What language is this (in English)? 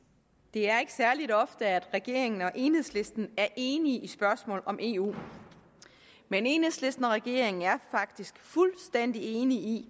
Danish